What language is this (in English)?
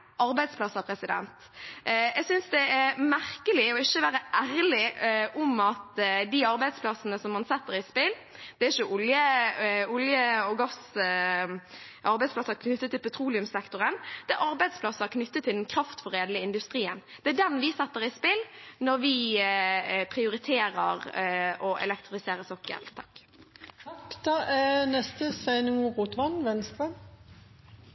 Norwegian